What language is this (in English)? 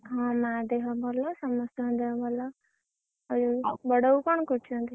Odia